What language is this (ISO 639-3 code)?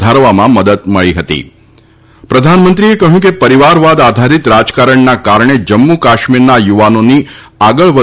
guj